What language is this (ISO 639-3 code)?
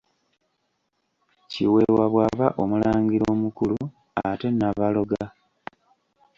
lug